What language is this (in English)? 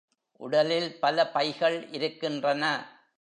Tamil